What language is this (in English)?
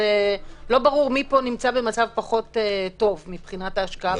Hebrew